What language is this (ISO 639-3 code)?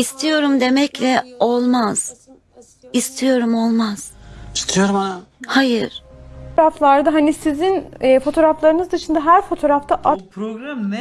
tur